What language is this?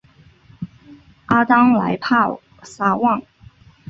Chinese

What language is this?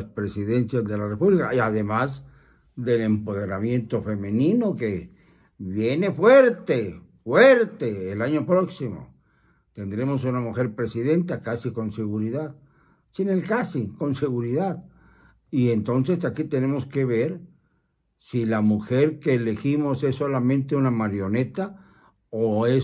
Spanish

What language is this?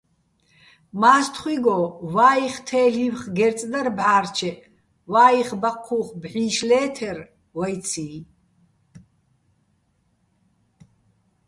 Bats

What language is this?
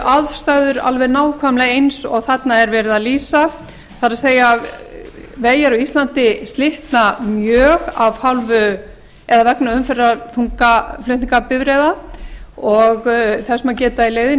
Icelandic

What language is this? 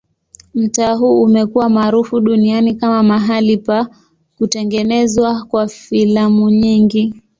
Swahili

